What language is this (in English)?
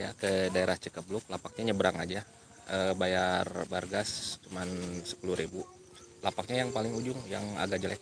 Indonesian